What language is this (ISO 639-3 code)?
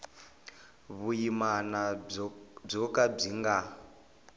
tso